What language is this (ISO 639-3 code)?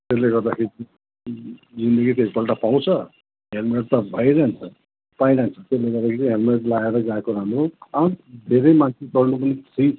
nep